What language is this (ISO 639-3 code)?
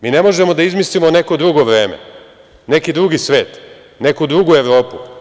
srp